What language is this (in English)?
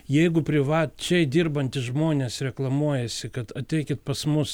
Lithuanian